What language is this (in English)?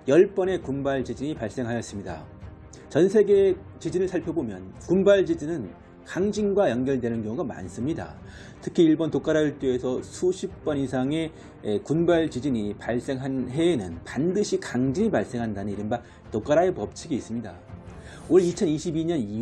Korean